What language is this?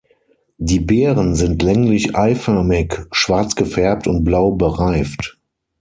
German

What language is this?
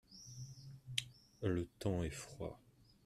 French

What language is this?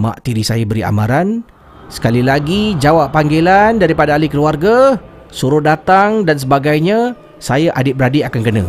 Malay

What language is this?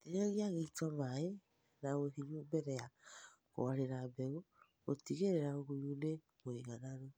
Kikuyu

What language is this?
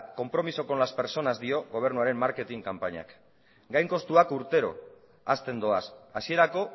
Basque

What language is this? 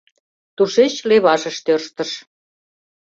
Mari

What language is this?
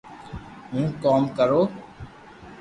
Loarki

